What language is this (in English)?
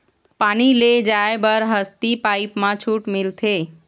Chhattisgarhi